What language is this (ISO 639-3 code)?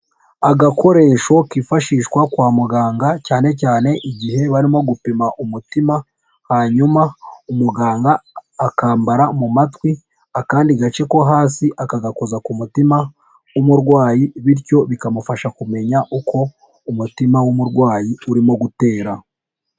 kin